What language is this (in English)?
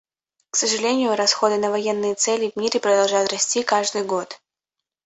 Russian